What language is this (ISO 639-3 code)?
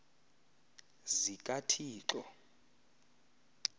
xho